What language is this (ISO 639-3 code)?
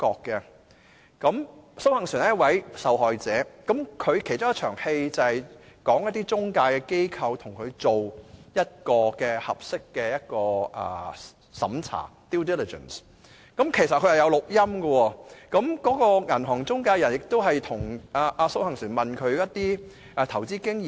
yue